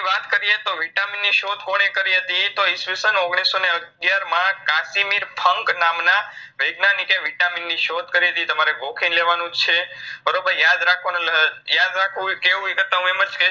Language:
Gujarati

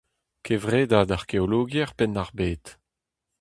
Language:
Breton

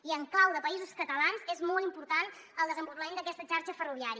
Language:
Catalan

